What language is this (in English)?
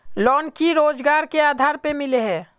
Magahi